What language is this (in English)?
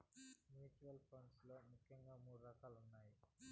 Telugu